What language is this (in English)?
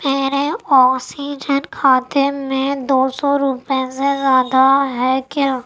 Urdu